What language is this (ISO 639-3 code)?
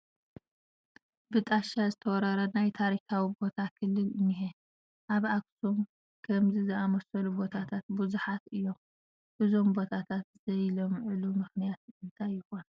tir